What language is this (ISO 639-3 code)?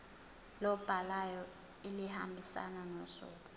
zul